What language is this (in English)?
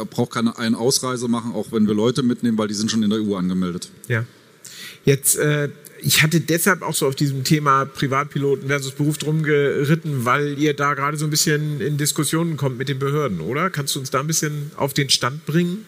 German